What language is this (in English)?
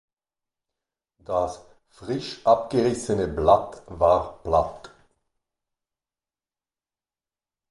German